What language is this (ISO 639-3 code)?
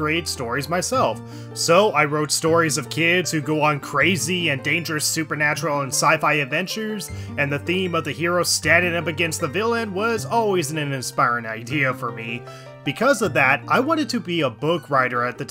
eng